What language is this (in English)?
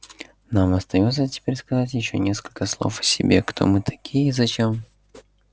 Russian